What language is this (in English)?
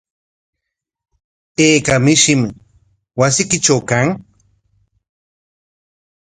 Corongo Ancash Quechua